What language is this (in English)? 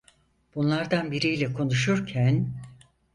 Turkish